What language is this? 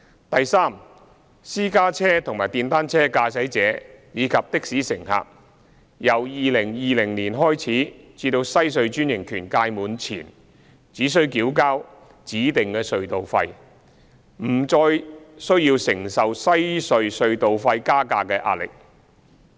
Cantonese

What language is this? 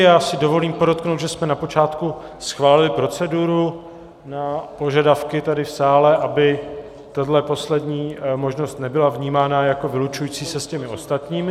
Czech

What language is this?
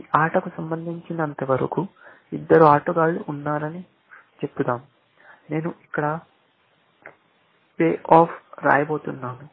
Telugu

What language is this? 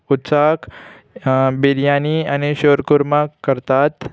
Konkani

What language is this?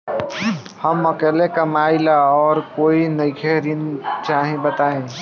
Bhojpuri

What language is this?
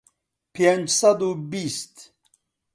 Central Kurdish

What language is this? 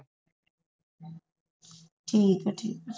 Punjabi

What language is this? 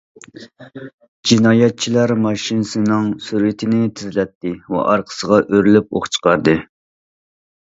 Uyghur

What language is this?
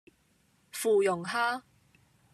Cantonese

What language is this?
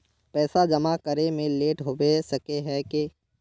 Magahi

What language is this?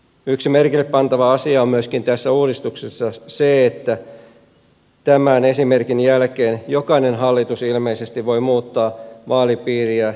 Finnish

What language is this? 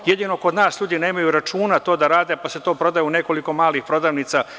Serbian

